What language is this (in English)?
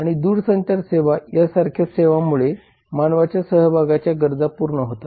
Marathi